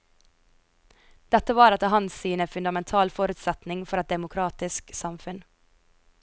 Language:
Norwegian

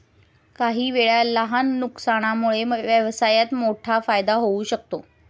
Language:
Marathi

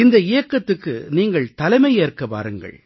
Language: Tamil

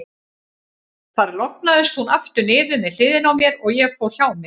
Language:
Icelandic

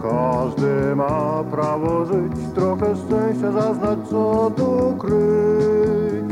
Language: Polish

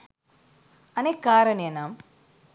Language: Sinhala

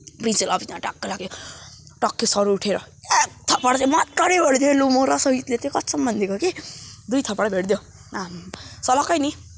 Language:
Nepali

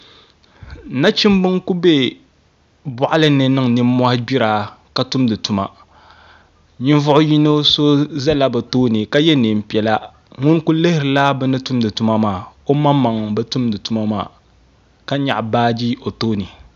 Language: Dagbani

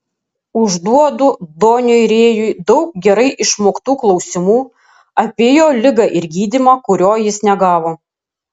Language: Lithuanian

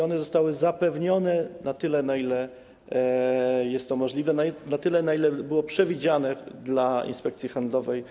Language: Polish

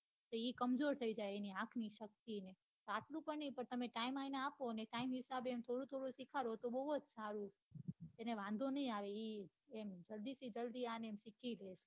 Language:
Gujarati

